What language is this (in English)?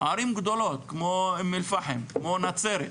Hebrew